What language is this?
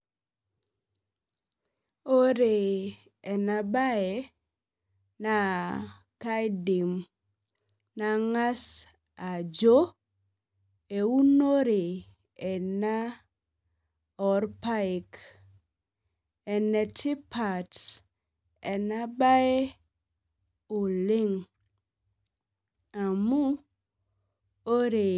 Masai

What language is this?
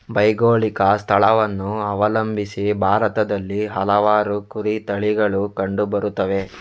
Kannada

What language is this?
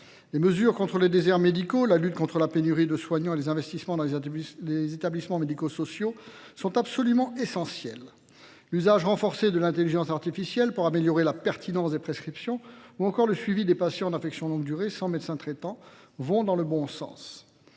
French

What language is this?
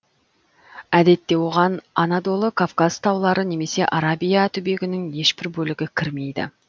Kazakh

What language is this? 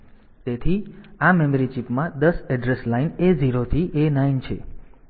Gujarati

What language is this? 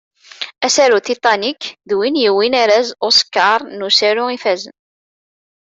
Kabyle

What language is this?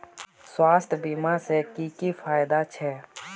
Magahi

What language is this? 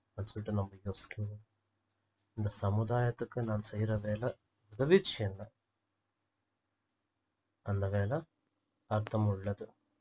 Tamil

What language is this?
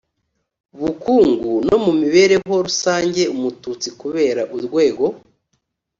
Kinyarwanda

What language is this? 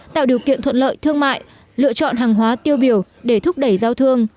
Vietnamese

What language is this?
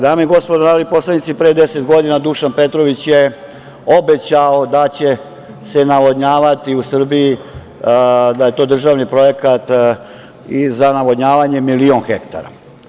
Serbian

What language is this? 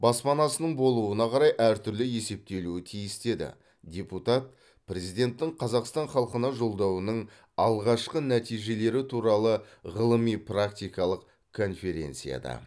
Kazakh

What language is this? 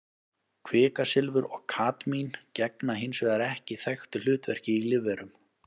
Icelandic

